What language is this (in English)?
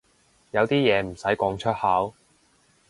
Cantonese